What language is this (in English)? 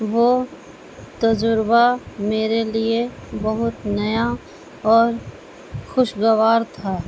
Urdu